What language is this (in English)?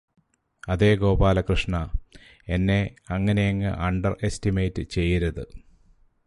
Malayalam